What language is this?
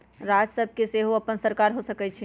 Magahi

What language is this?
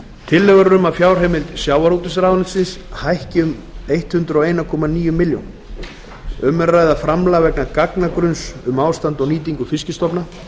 Icelandic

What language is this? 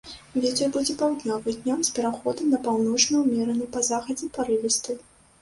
Belarusian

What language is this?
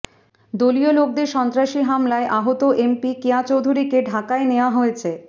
Bangla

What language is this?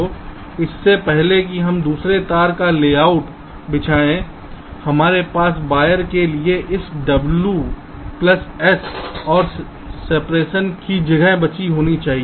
Hindi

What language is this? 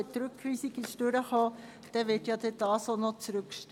Swiss German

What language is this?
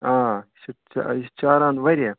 Kashmiri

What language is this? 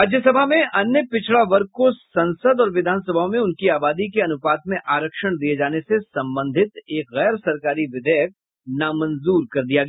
Hindi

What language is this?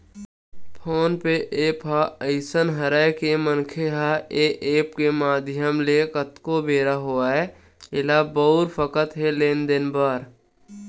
Chhattisgarhi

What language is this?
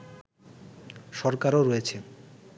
Bangla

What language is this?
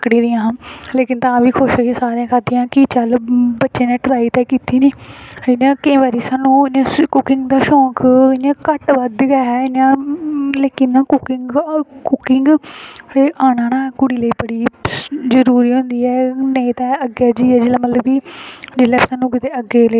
Dogri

